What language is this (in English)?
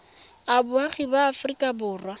Tswana